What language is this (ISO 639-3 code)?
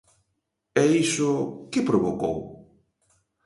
glg